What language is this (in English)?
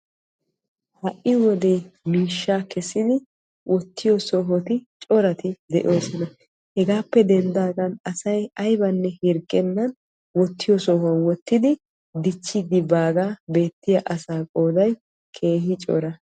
Wolaytta